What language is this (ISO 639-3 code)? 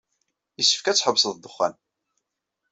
kab